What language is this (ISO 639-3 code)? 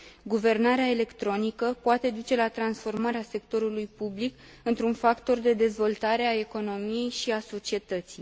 ron